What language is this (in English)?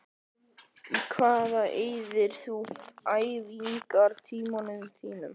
Icelandic